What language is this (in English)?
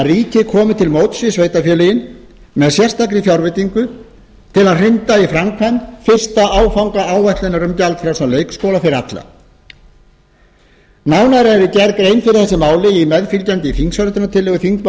Icelandic